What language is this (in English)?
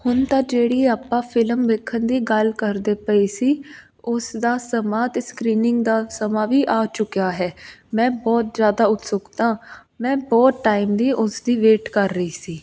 Punjabi